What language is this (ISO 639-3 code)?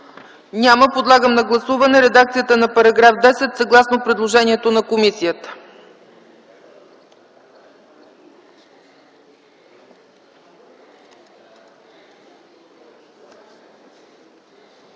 bul